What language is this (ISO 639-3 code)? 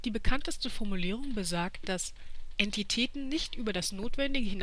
deu